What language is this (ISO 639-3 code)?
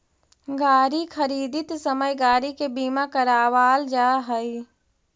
mag